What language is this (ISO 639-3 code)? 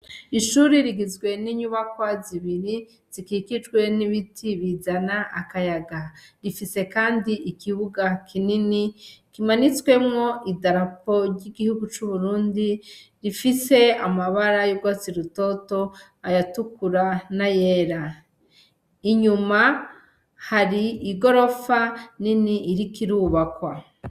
run